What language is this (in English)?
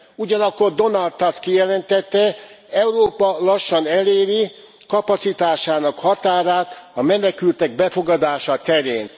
Hungarian